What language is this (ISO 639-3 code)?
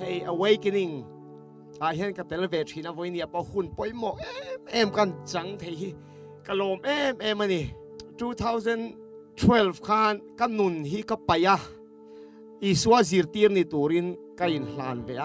tha